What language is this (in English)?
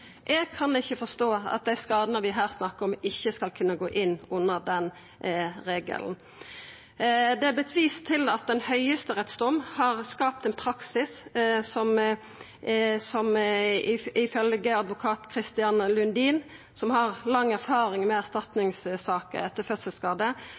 Norwegian Nynorsk